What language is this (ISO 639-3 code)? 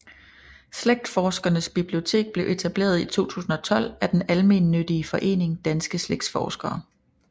dan